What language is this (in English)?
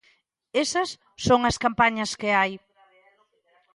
Galician